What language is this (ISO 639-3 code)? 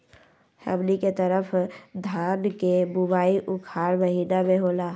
mag